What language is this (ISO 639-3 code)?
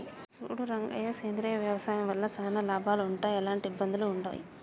tel